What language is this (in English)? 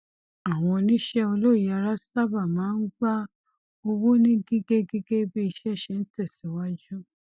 Yoruba